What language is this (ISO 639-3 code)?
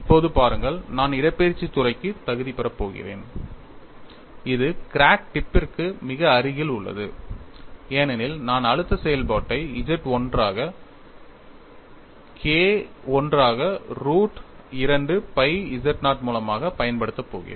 tam